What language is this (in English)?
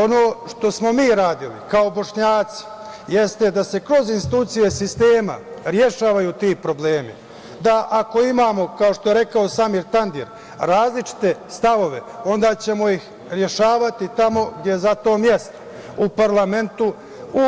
Serbian